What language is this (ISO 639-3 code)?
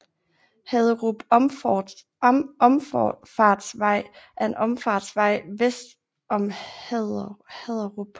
dan